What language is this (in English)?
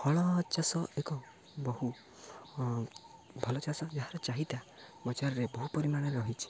Odia